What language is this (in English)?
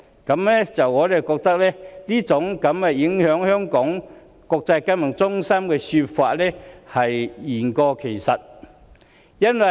Cantonese